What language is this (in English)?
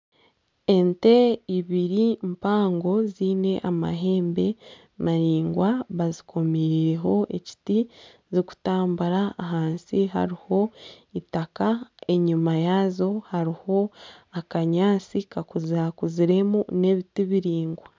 Nyankole